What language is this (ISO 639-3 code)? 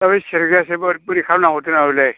brx